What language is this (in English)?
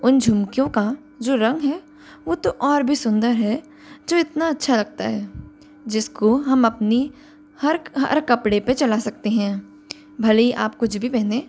Hindi